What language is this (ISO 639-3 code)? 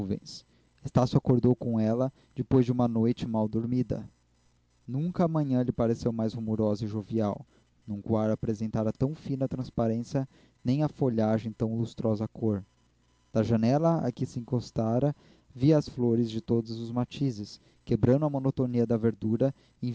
por